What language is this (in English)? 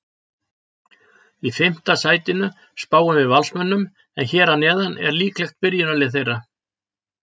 Icelandic